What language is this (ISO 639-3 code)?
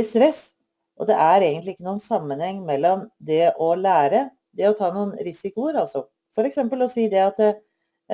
nor